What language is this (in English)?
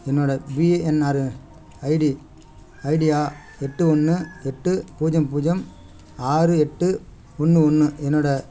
Tamil